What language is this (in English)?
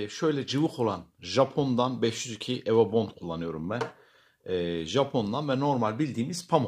Turkish